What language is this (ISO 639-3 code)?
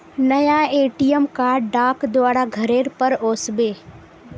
mag